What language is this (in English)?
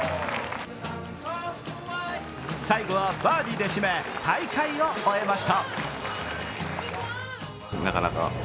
Japanese